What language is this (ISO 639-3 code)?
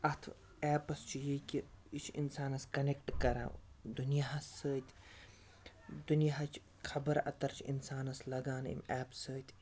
kas